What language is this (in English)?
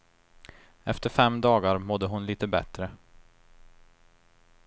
Swedish